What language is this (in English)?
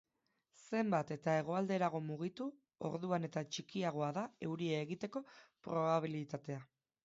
Basque